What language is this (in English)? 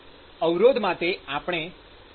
Gujarati